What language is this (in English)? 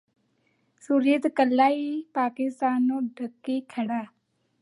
Punjabi